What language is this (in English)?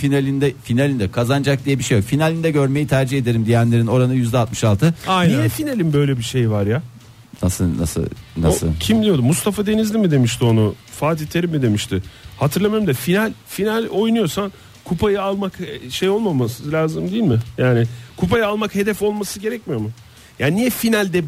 Turkish